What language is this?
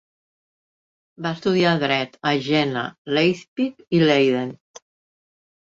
Catalan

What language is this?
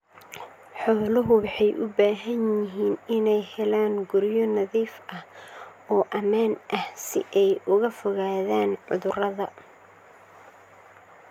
Somali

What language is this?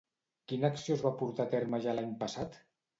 Catalan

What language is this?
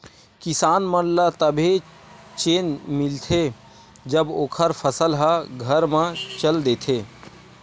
Chhattisgarhi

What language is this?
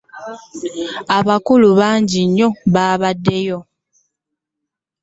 Ganda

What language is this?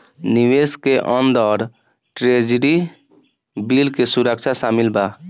Bhojpuri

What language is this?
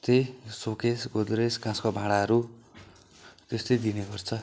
Nepali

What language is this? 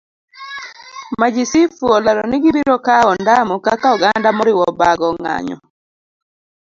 Luo (Kenya and Tanzania)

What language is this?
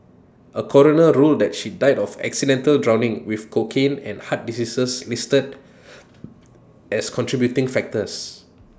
English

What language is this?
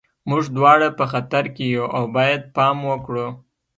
Pashto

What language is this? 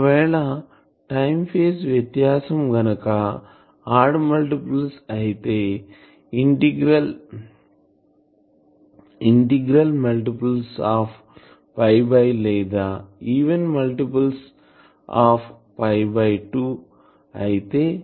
Telugu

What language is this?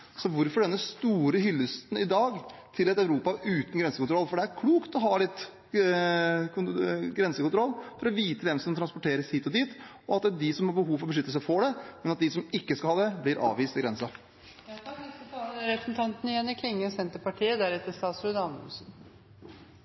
Norwegian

